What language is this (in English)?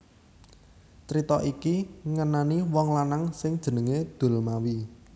Javanese